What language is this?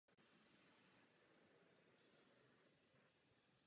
Czech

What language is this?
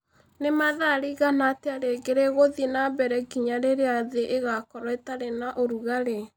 Kikuyu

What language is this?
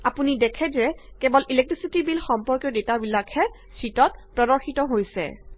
Assamese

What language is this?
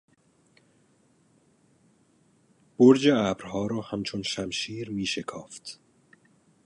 Persian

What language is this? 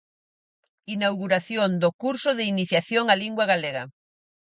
Galician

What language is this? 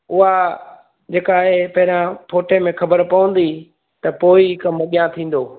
Sindhi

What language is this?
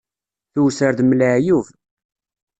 Kabyle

